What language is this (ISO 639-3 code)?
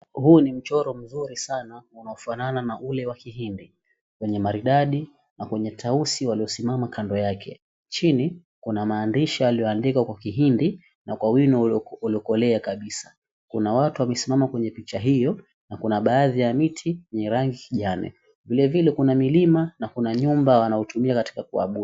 swa